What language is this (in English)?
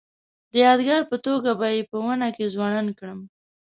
Pashto